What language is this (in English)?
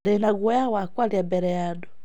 Kikuyu